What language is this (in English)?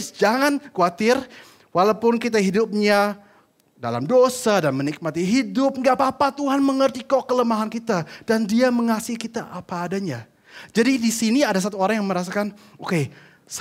Indonesian